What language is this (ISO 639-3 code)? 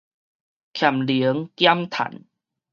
nan